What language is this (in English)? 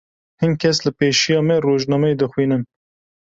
Kurdish